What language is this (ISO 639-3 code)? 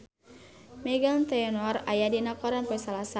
sun